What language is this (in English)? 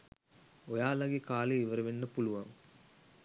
Sinhala